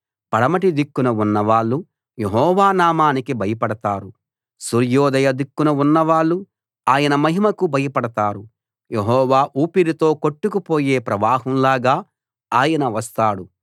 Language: Telugu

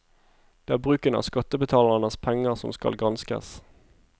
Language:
Norwegian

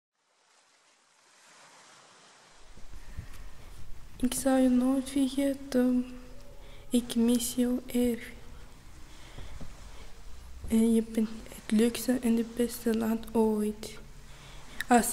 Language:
Dutch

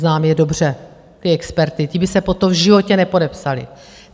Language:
Czech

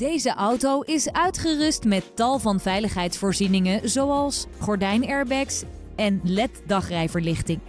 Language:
Dutch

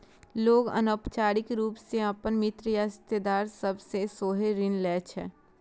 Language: Maithili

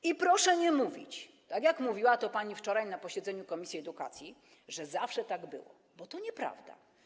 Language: Polish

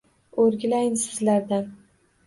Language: Uzbek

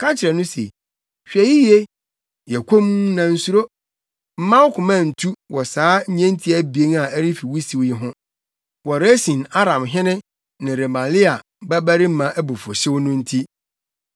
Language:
Akan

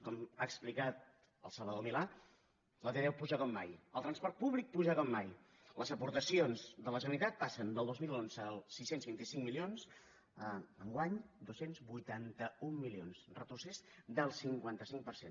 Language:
Catalan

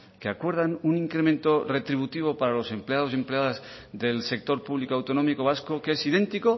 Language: Spanish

